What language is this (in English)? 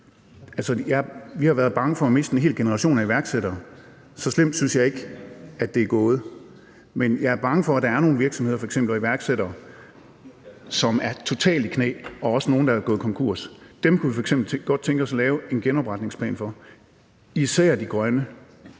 Danish